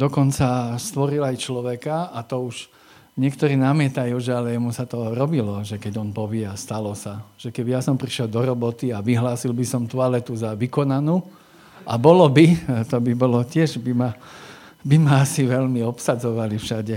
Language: Slovak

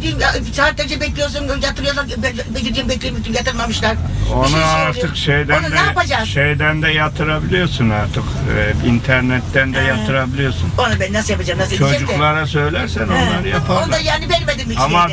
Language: Turkish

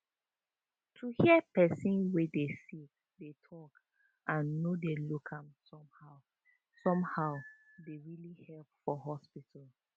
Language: Nigerian Pidgin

